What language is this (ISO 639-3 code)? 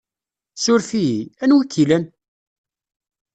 kab